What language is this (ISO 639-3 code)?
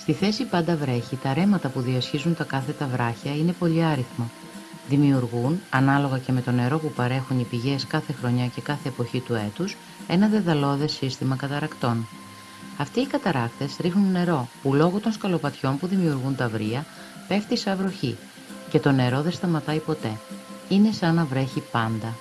ell